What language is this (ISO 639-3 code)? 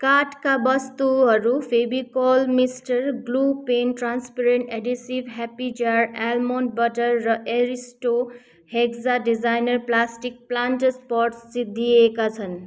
nep